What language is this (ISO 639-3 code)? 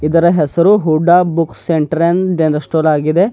kan